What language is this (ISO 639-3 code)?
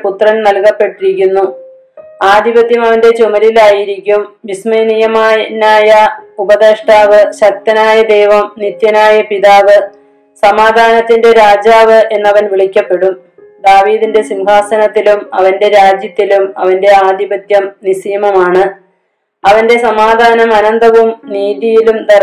mal